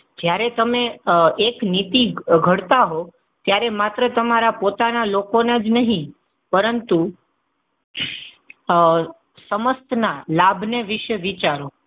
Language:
Gujarati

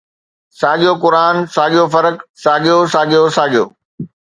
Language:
Sindhi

